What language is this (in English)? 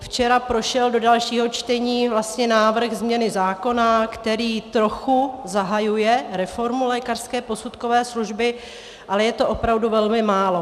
Czech